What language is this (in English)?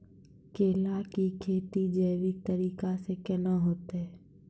Maithili